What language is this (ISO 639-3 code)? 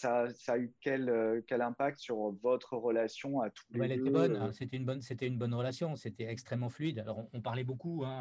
fra